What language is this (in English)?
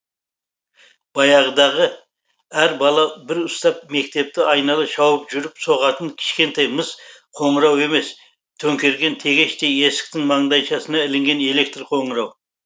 Kazakh